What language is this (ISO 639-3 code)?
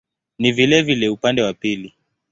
swa